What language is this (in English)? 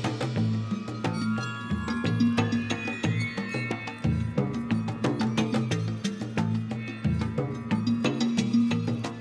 Turkish